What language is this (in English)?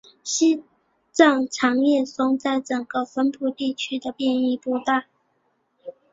Chinese